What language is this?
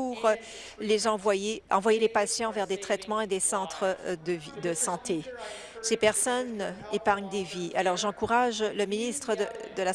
French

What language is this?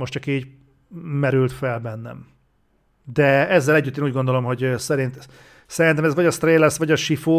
Hungarian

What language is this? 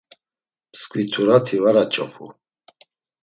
Laz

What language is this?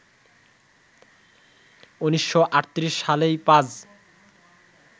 Bangla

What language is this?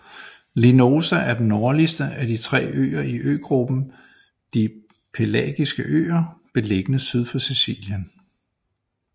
Danish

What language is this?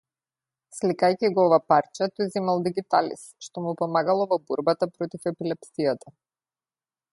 Macedonian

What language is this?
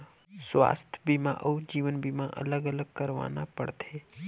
Chhattisgarhi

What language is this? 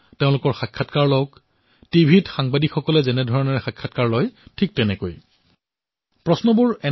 Assamese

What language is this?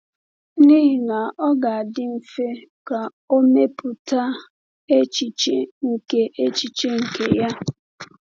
Igbo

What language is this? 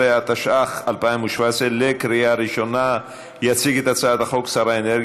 Hebrew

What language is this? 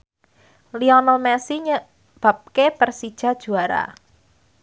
Javanese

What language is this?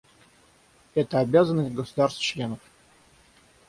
Russian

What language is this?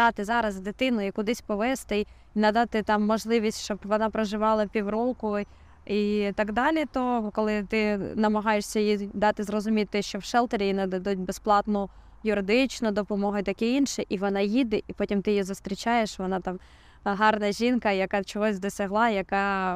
Ukrainian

